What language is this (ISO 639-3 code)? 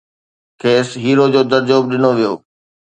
snd